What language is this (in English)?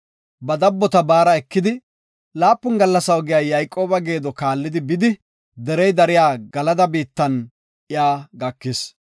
Gofa